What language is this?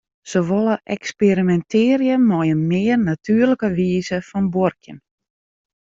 Western Frisian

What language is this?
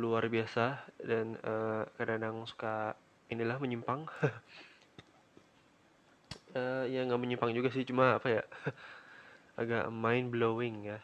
Indonesian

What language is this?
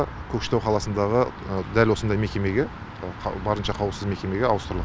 Kazakh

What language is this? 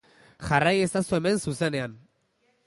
Basque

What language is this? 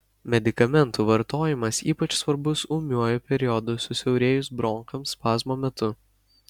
Lithuanian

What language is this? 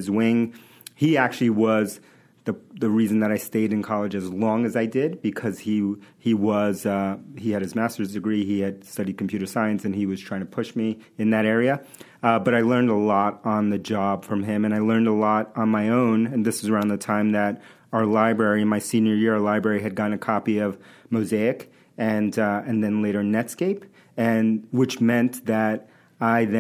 English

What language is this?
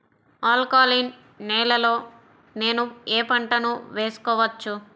Telugu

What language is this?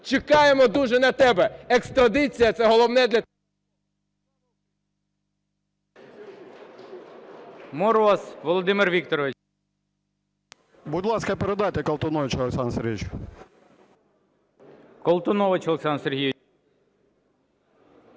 Ukrainian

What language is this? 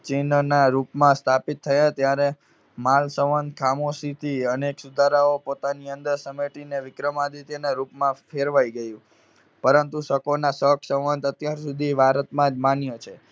Gujarati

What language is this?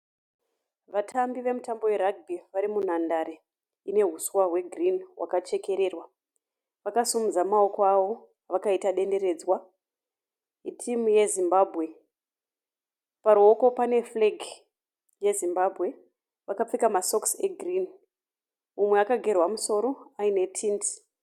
Shona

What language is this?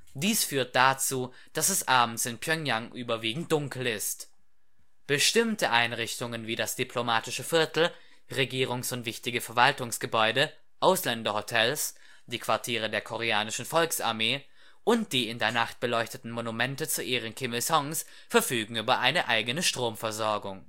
German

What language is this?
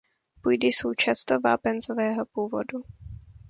Czech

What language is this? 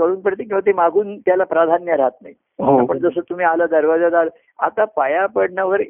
Marathi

